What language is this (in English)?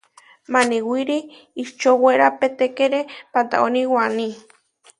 Huarijio